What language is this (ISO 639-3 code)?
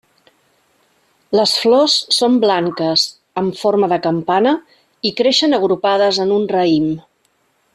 cat